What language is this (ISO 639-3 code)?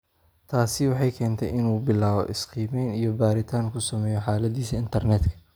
som